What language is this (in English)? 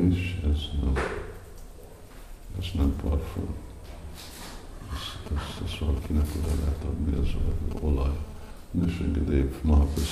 Hungarian